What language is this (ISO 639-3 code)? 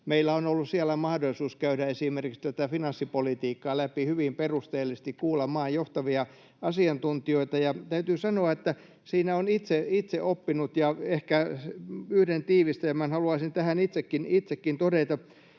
fin